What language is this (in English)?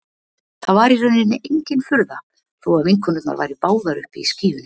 Icelandic